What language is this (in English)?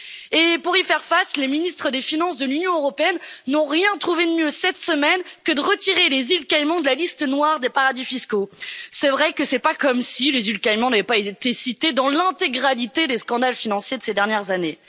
French